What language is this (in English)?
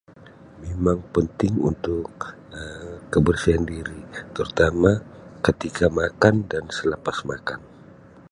Sabah Malay